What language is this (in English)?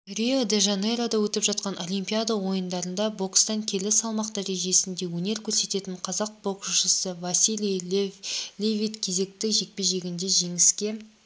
Kazakh